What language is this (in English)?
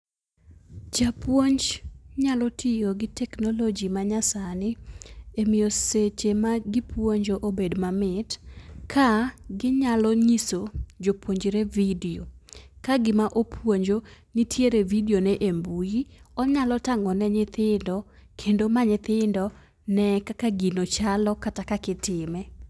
Luo (Kenya and Tanzania)